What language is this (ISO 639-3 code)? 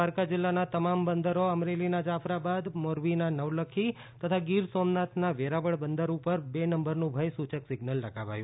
guj